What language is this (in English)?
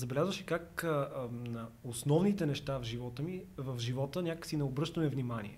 Bulgarian